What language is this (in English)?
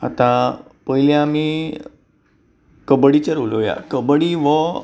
Konkani